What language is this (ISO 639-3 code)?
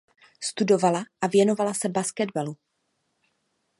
ces